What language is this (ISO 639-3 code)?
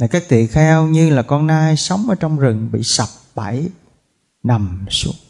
vie